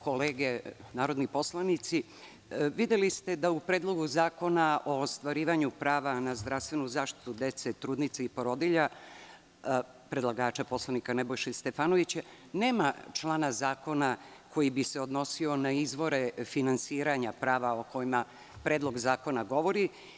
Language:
Serbian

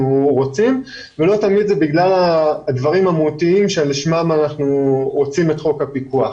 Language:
Hebrew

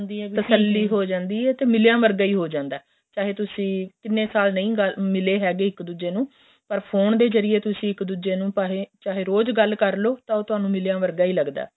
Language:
Punjabi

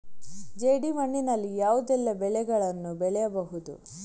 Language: Kannada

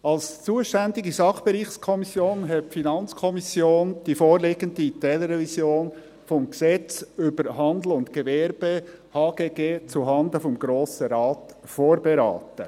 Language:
Swiss German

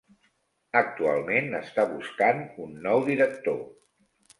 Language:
Catalan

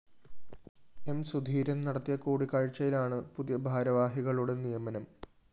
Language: Malayalam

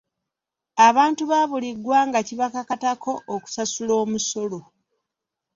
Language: Ganda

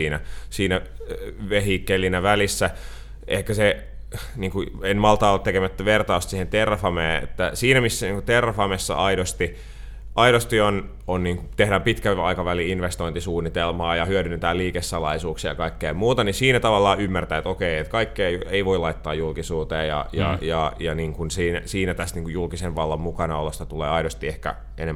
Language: Finnish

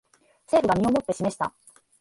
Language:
Japanese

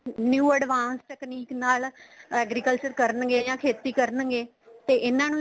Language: Punjabi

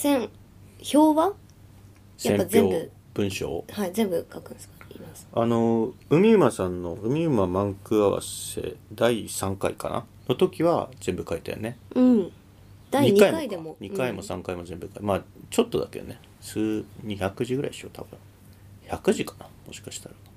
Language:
Japanese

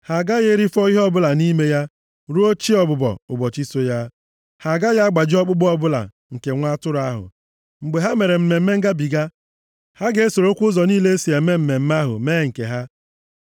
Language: Igbo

